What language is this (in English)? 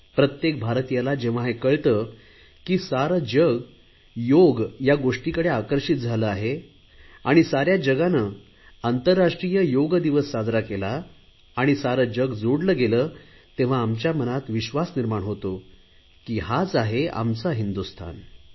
Marathi